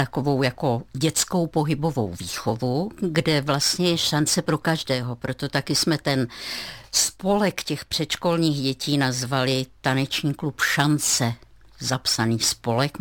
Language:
Czech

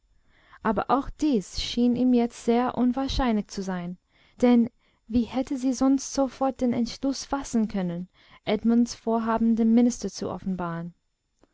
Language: German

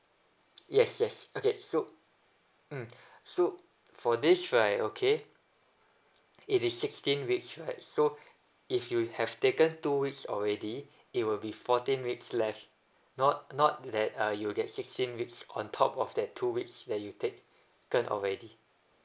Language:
English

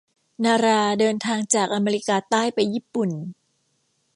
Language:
Thai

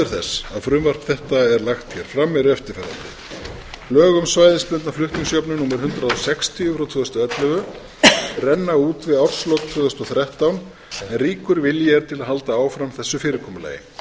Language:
Icelandic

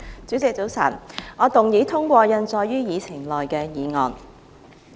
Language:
Cantonese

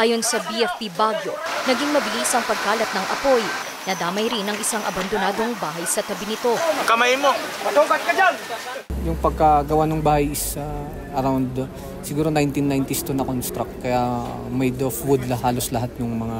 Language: Filipino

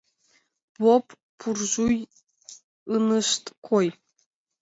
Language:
Mari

